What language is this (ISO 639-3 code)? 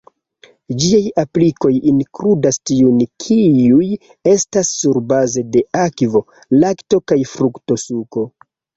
epo